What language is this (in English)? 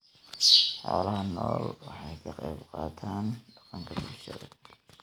Somali